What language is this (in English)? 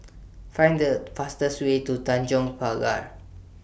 English